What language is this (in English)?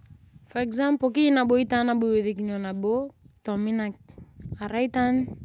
Turkana